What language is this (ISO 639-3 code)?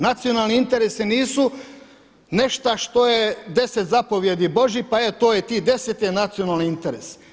hrv